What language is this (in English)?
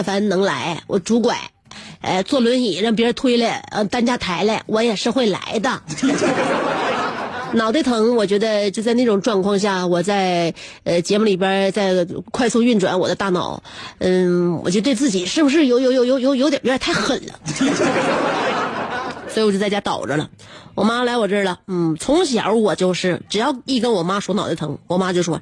Chinese